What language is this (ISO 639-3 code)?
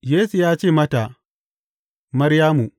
hau